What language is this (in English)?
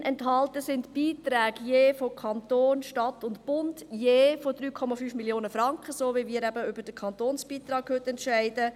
Swiss German